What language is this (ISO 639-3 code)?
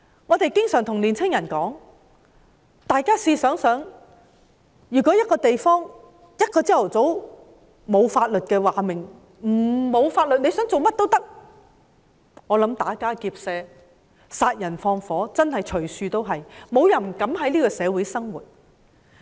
yue